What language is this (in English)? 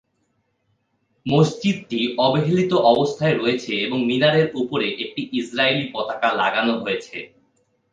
Bangla